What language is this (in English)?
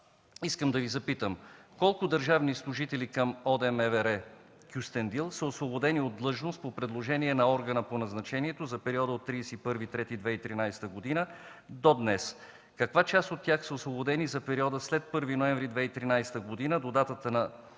Bulgarian